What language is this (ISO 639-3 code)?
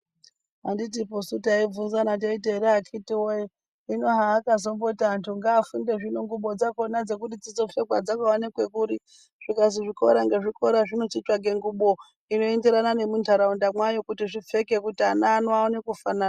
ndc